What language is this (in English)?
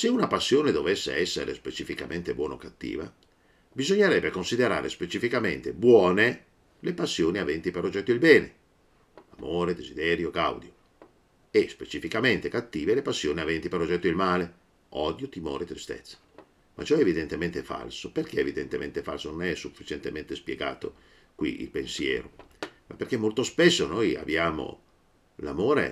Italian